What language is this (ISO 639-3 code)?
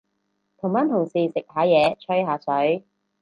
yue